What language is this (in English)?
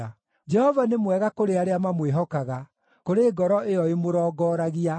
Kikuyu